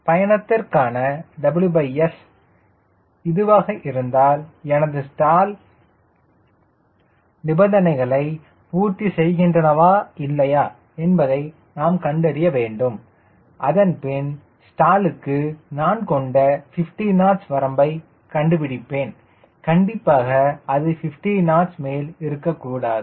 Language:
Tamil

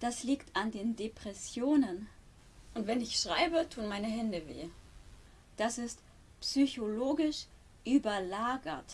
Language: German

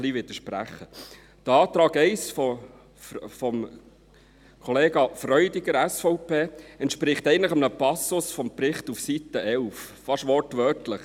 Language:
Swiss German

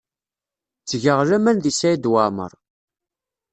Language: Kabyle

